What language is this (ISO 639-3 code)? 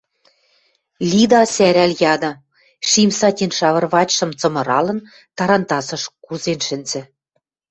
mrj